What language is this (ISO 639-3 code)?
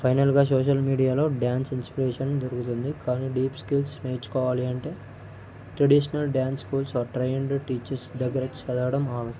tel